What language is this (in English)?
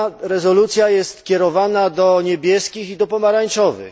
Polish